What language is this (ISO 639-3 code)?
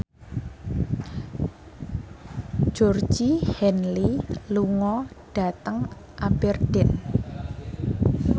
jav